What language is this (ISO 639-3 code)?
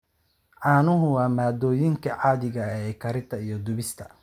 som